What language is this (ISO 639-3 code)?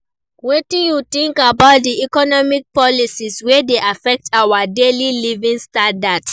pcm